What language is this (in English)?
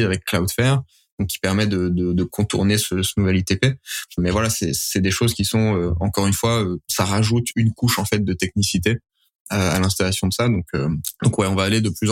French